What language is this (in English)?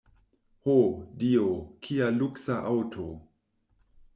Esperanto